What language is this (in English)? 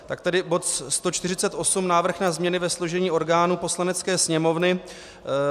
Czech